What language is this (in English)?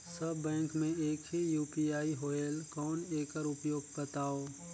Chhattisgarhi